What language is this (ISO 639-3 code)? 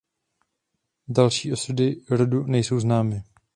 ces